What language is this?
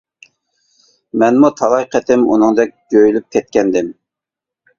Uyghur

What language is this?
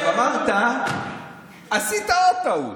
Hebrew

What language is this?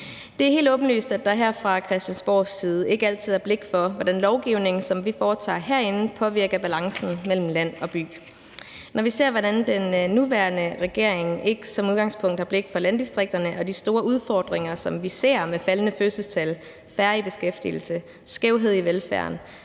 Danish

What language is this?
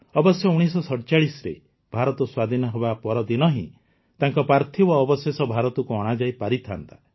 Odia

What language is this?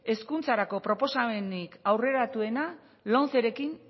Basque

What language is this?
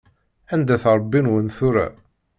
Kabyle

